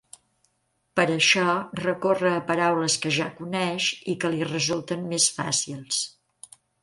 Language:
Catalan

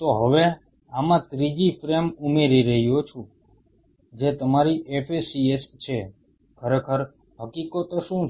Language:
Gujarati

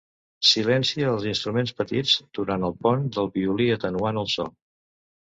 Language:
Catalan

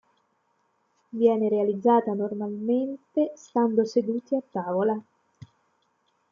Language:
Italian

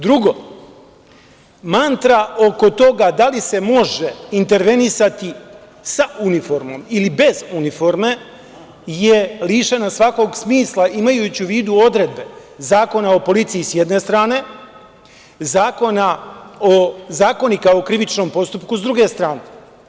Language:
Serbian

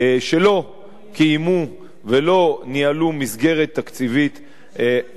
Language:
Hebrew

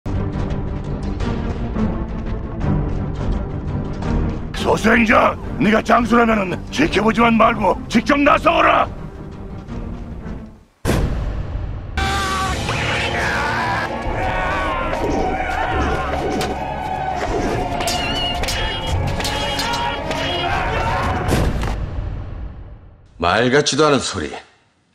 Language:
Korean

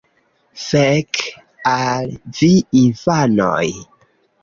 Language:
Esperanto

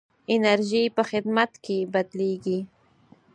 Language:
Pashto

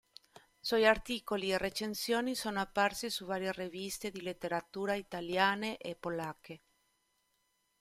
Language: Italian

